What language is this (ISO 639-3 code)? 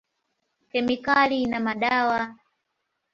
swa